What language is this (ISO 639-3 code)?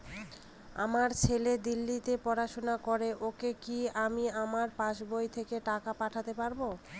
ben